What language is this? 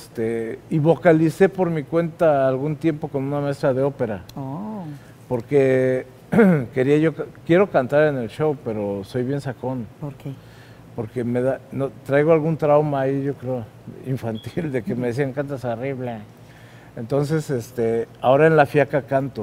Spanish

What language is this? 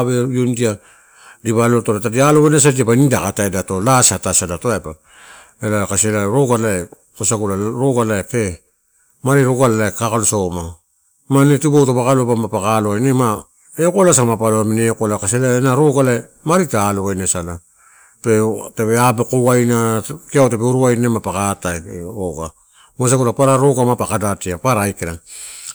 Torau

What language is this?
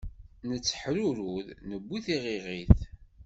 Kabyle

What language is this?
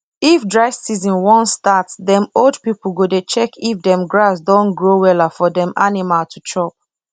Nigerian Pidgin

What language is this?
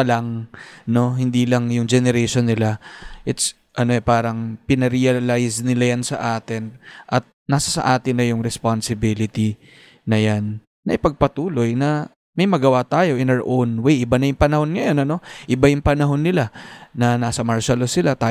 Filipino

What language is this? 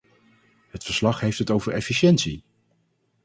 Dutch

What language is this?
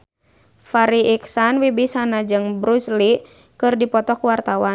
Sundanese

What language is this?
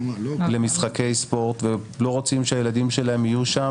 Hebrew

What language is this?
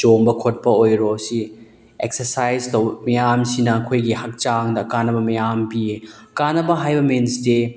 Manipuri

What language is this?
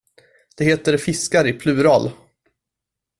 Swedish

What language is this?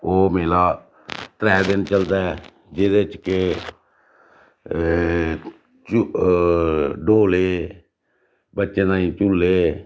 Dogri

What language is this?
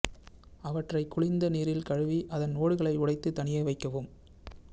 Tamil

